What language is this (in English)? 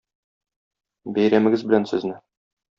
Tatar